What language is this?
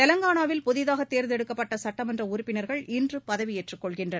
Tamil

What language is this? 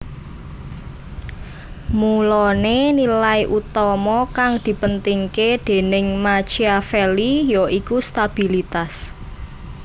Javanese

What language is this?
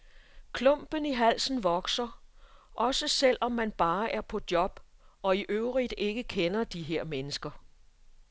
Danish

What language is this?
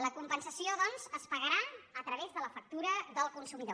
Catalan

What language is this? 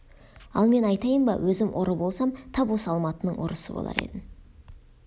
Kazakh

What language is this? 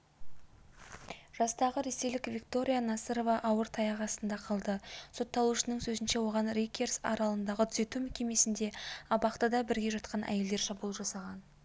Kazakh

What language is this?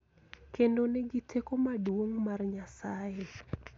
Luo (Kenya and Tanzania)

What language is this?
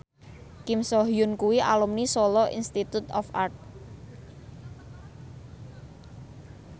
Javanese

